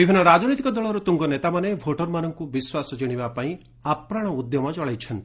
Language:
Odia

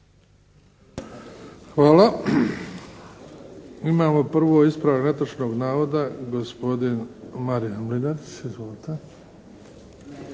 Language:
Croatian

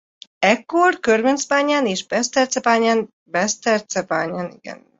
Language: Hungarian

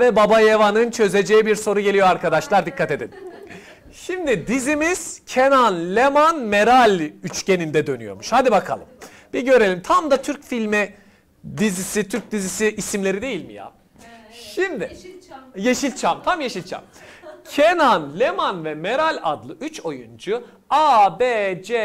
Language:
Turkish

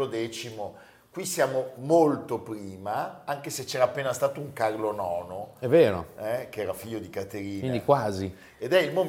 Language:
Italian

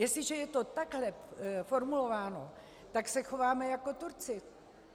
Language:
Czech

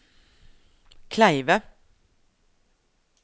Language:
Norwegian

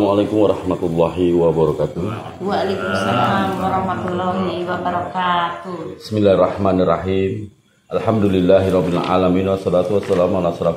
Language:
Indonesian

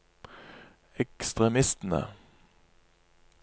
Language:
Norwegian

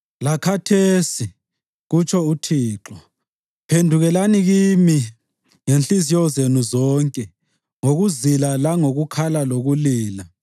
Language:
North Ndebele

